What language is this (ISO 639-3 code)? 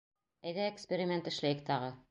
bak